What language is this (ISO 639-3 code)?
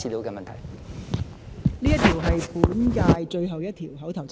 yue